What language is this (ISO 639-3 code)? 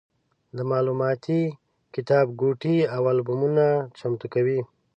pus